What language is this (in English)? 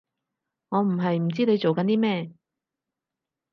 Cantonese